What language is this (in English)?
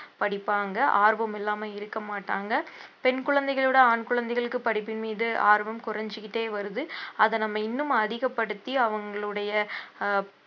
Tamil